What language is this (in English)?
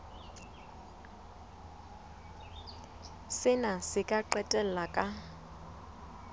Southern Sotho